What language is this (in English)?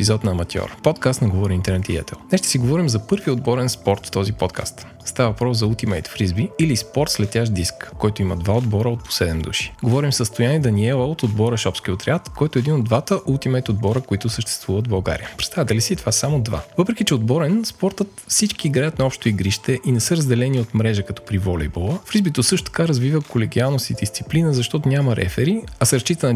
Bulgarian